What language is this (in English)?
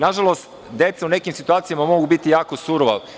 Serbian